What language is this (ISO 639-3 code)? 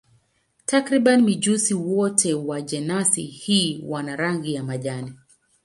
swa